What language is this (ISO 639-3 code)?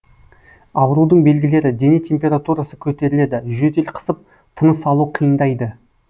kaz